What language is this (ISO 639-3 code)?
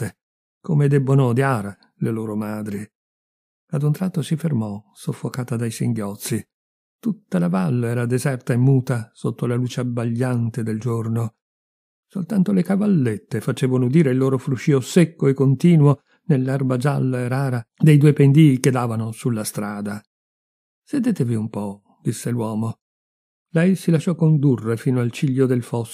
ita